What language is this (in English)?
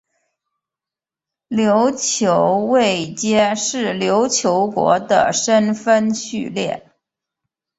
Chinese